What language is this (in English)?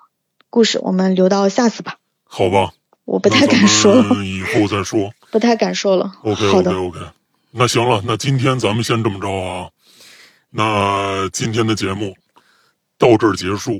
Chinese